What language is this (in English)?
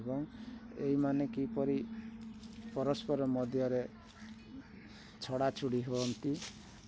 Odia